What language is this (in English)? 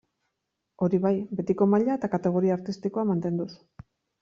Basque